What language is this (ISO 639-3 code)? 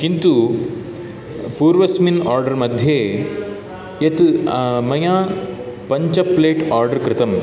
san